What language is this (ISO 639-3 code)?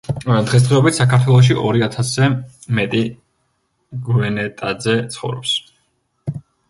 kat